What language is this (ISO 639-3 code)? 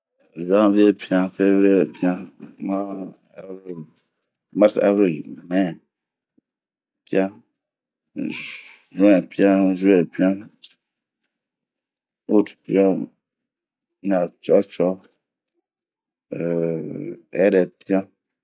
bmq